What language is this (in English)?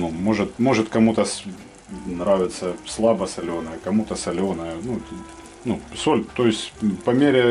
Russian